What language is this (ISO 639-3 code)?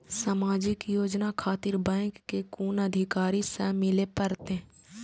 mai